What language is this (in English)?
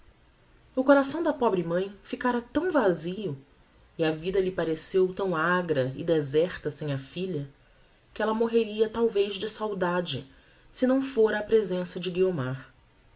Portuguese